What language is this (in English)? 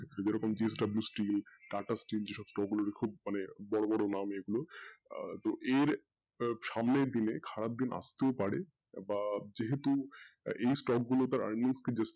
Bangla